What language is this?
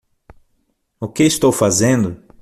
Portuguese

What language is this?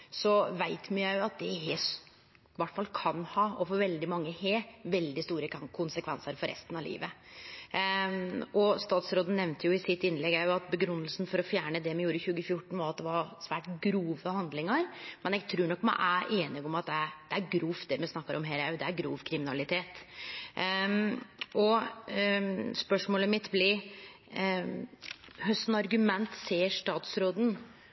Norwegian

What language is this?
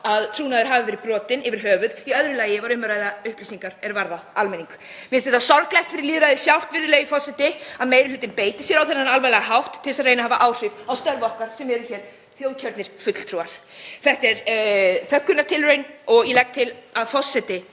Icelandic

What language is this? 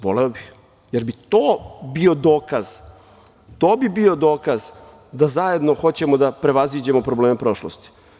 Serbian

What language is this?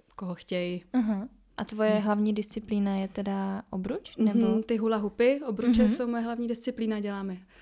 Czech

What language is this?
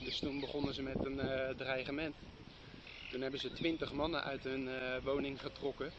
Dutch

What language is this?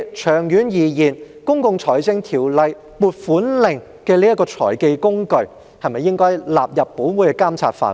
Cantonese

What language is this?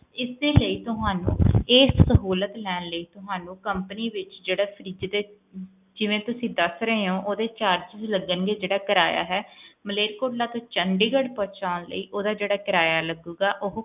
Punjabi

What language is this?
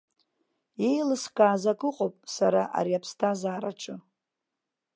Abkhazian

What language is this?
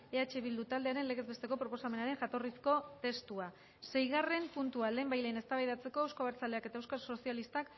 Basque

